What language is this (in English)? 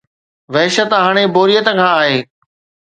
Sindhi